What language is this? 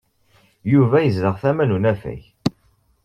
Kabyle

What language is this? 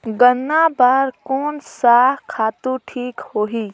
Chhattisgarhi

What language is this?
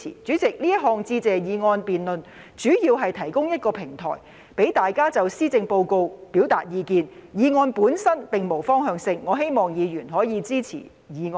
Cantonese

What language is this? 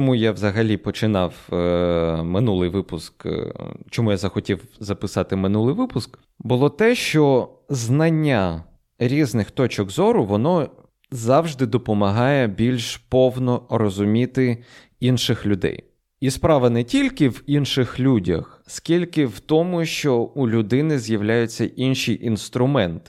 Ukrainian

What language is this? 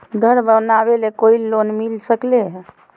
Magahi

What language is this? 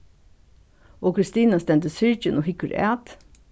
Faroese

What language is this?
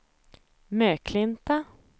Swedish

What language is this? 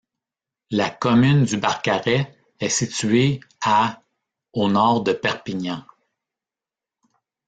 French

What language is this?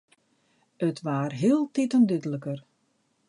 Western Frisian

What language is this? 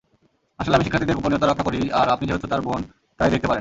Bangla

